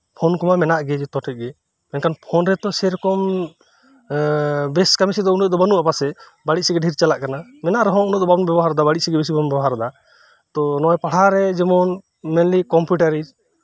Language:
Santali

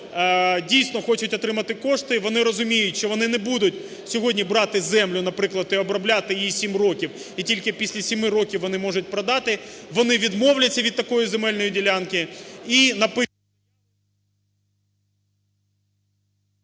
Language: Ukrainian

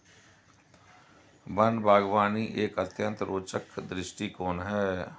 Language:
Hindi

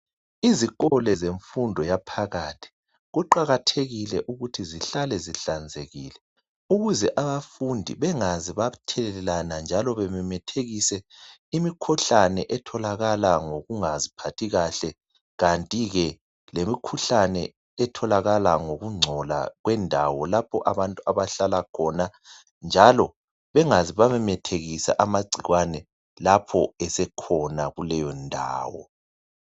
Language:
North Ndebele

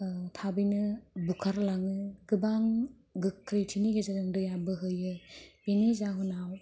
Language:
Bodo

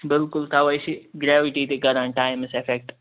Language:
Kashmiri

